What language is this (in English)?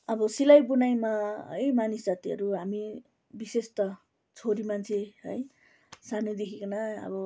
Nepali